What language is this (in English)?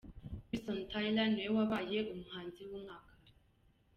Kinyarwanda